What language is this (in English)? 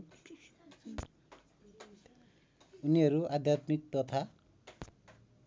Nepali